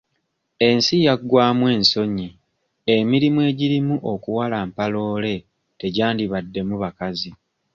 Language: Ganda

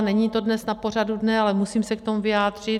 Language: Czech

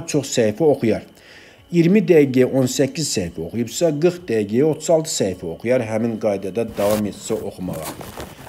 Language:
Turkish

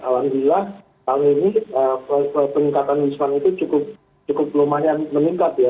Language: Indonesian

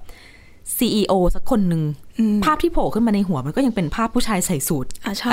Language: Thai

